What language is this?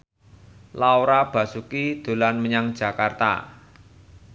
Javanese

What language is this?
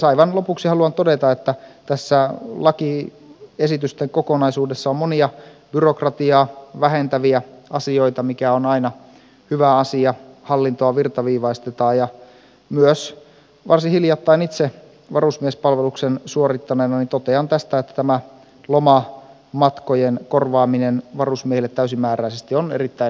Finnish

